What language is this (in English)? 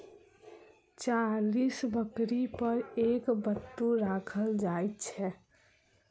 Maithili